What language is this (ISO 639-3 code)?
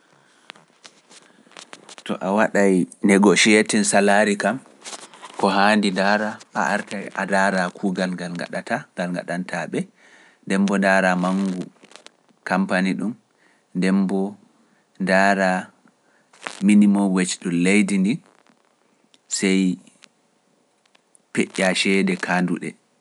fuf